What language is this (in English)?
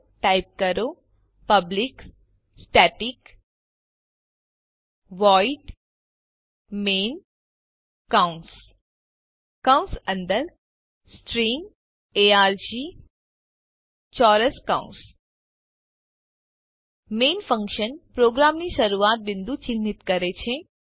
Gujarati